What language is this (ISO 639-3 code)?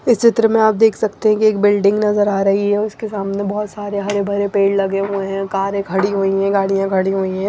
hin